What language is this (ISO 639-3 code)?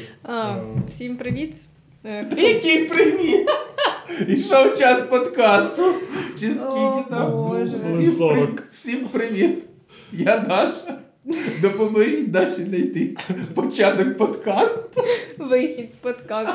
ukr